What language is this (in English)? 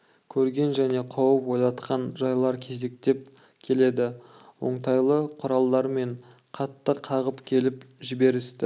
Kazakh